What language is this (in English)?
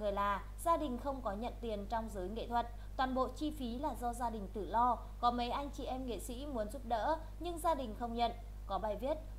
Vietnamese